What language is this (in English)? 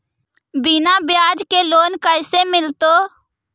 Magahi